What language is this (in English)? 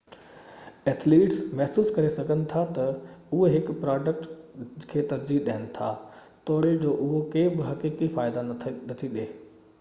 Sindhi